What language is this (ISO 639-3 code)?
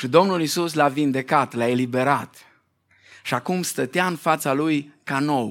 ron